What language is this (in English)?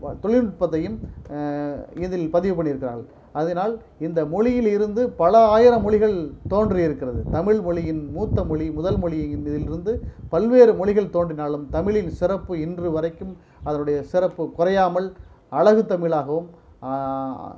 Tamil